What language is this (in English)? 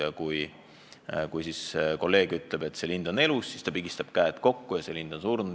Estonian